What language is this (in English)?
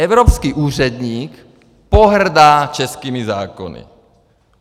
Czech